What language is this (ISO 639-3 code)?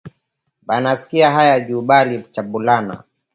swa